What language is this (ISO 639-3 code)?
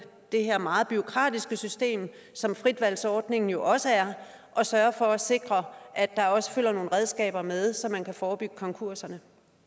dan